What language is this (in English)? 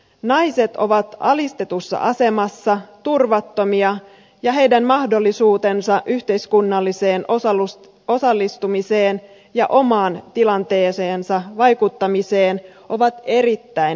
Finnish